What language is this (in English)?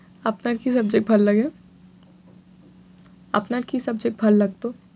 Bangla